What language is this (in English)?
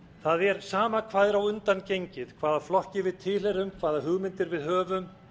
Icelandic